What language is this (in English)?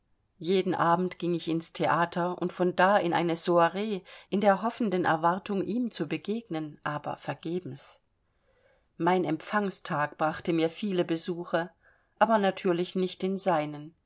German